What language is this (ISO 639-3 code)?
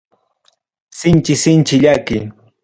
quy